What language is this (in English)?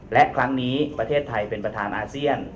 Thai